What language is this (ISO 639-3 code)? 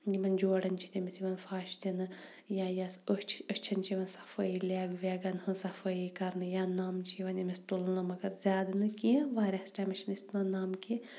kas